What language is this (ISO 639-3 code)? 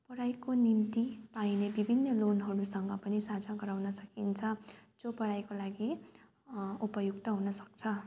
nep